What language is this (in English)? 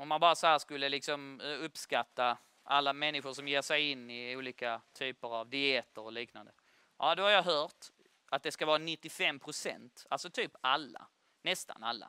Swedish